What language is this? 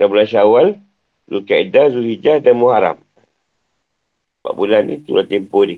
Malay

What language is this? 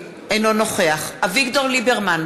Hebrew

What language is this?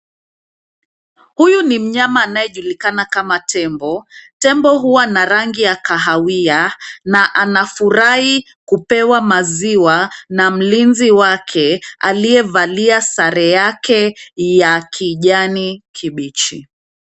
Swahili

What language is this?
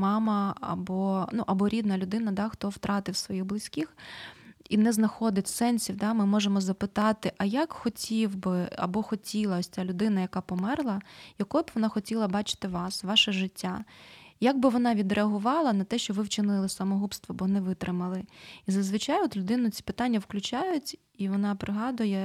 Ukrainian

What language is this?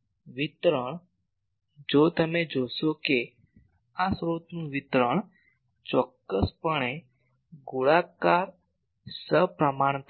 Gujarati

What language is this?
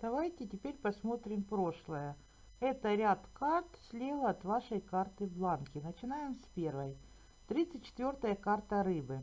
Russian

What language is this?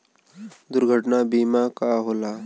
Bhojpuri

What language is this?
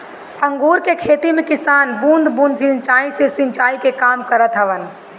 Bhojpuri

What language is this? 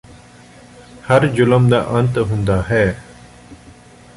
Punjabi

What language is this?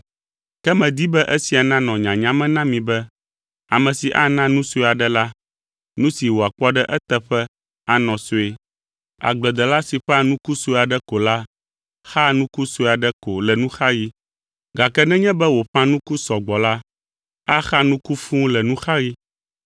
Ewe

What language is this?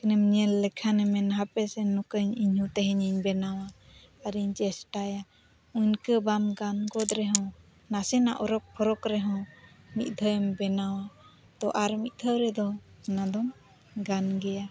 Santali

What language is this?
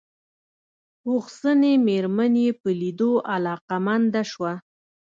Pashto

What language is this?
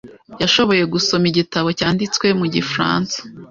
Kinyarwanda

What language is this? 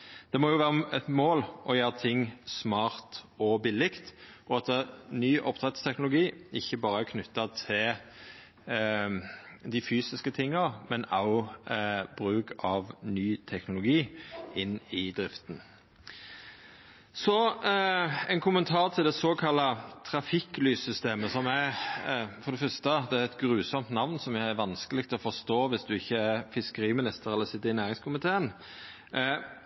Norwegian Nynorsk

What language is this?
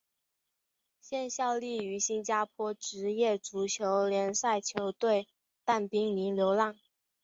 Chinese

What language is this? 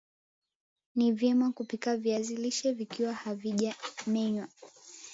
Swahili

